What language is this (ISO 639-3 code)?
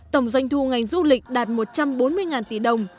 vie